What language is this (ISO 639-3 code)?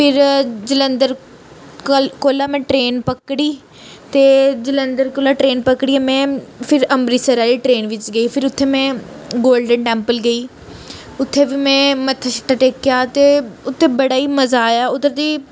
doi